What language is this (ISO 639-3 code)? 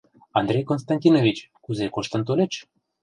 chm